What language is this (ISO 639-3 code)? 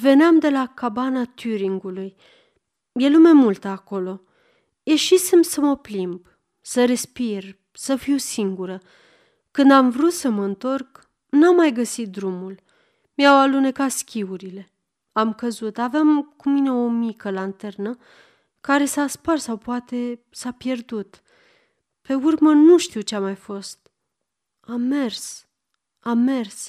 ron